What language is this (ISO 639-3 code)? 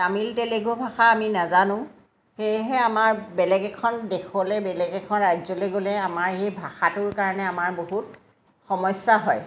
asm